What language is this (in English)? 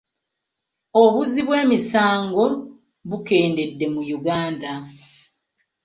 Ganda